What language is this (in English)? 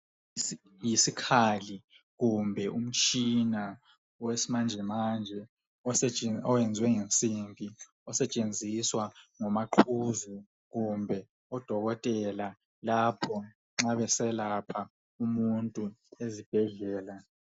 North Ndebele